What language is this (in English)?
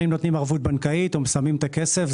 Hebrew